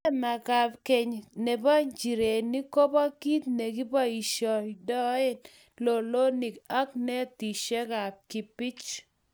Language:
Kalenjin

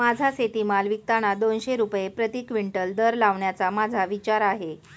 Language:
Marathi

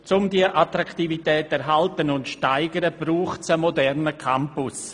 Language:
Swiss German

